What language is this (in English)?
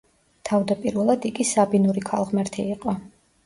Georgian